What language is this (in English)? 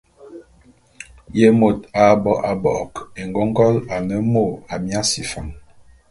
Bulu